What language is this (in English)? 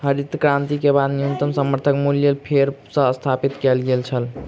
Maithili